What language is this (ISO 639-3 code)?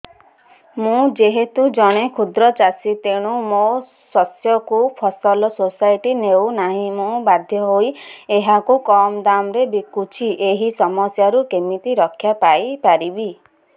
ori